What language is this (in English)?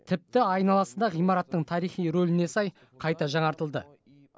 Kazakh